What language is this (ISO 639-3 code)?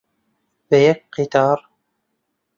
ckb